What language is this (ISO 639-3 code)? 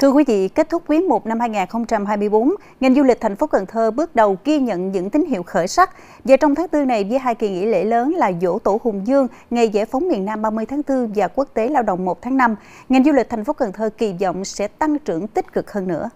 vie